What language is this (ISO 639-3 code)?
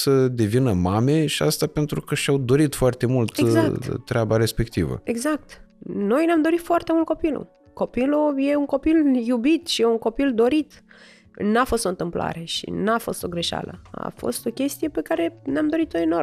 ron